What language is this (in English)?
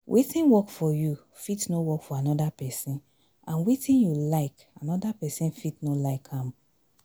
Nigerian Pidgin